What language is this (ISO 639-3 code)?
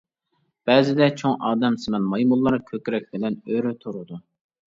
uig